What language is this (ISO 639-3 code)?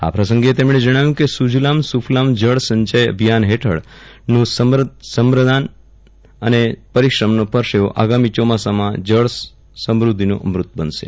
guj